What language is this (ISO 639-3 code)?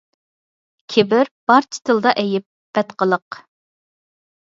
uig